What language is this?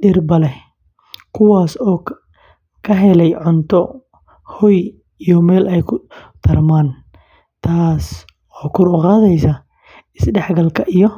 Somali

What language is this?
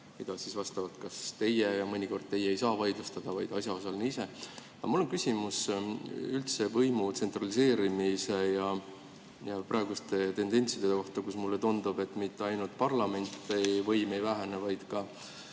Estonian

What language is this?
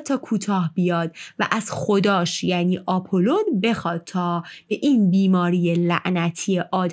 Persian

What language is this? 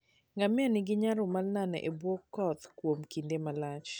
Luo (Kenya and Tanzania)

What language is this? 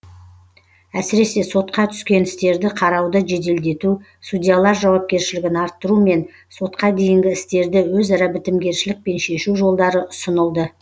Kazakh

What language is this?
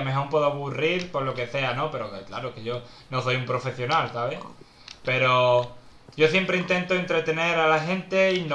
Spanish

